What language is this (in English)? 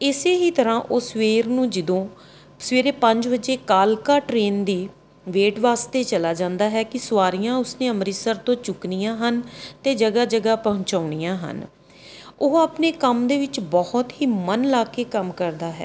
Punjabi